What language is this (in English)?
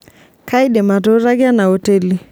Masai